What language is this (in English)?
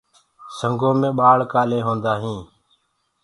Gurgula